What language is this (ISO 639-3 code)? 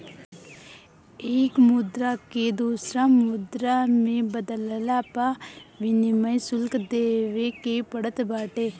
bho